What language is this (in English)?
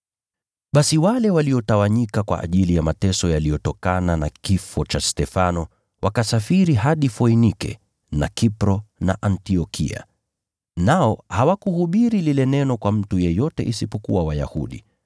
Swahili